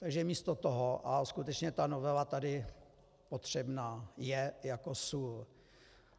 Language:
Czech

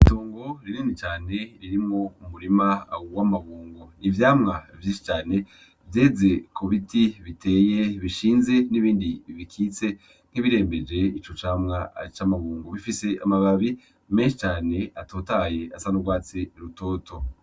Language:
Rundi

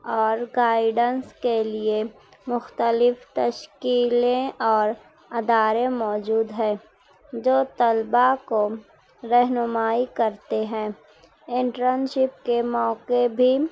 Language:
Urdu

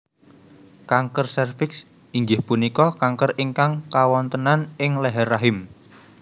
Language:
Javanese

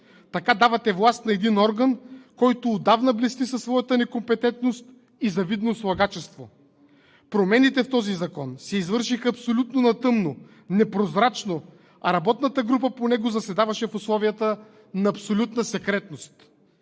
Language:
Bulgarian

